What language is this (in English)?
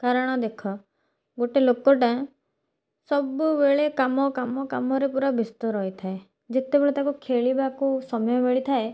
Odia